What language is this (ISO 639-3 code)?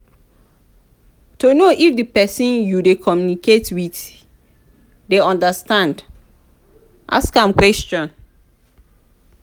pcm